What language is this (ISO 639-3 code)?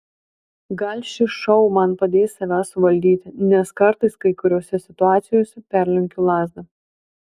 lit